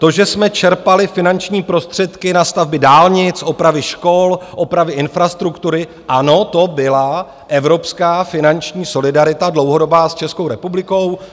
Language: Czech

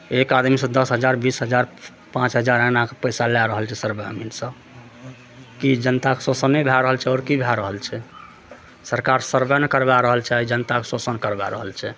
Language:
Maithili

